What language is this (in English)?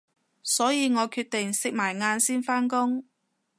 Cantonese